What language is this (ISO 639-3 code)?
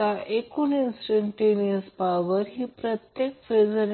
mar